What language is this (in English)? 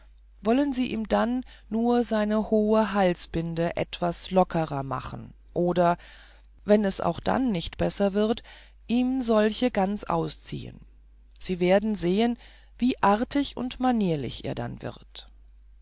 German